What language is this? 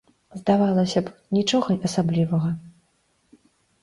Belarusian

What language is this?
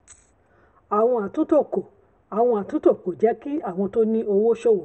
Yoruba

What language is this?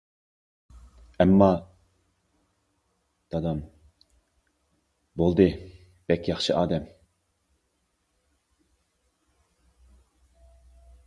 Uyghur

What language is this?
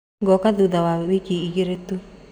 Kikuyu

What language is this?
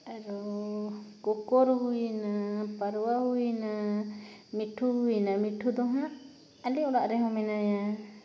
Santali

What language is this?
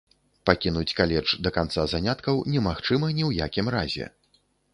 Belarusian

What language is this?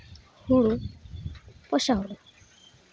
Santali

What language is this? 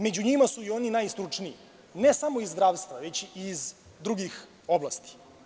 Serbian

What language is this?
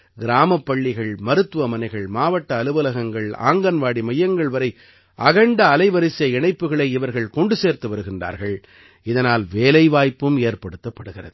Tamil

